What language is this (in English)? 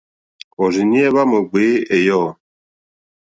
Mokpwe